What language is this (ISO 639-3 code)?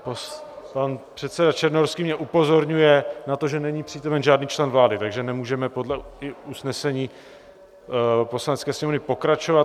ces